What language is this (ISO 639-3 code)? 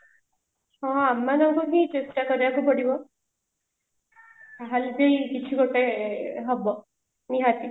ori